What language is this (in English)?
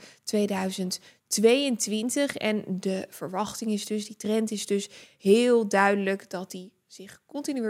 Dutch